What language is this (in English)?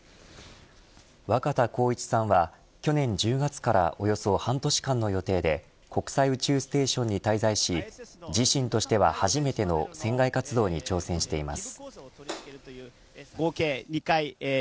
Japanese